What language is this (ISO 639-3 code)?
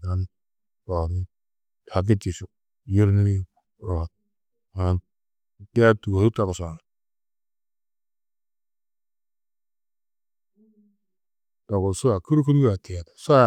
tuq